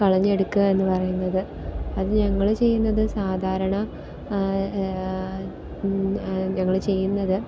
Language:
Malayalam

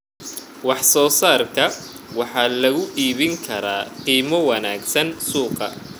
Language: Somali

